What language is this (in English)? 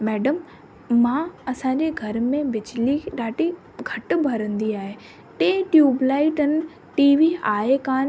Sindhi